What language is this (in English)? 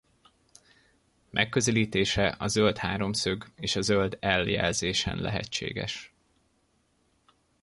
Hungarian